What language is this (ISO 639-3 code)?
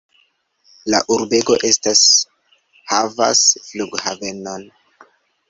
epo